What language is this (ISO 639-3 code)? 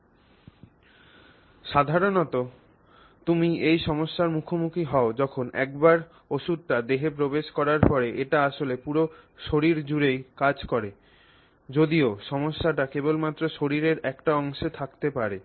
ben